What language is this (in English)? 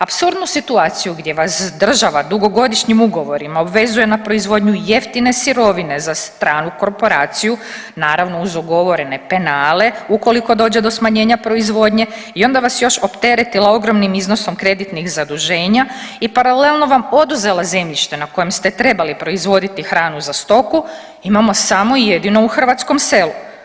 Croatian